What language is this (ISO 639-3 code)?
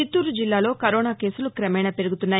tel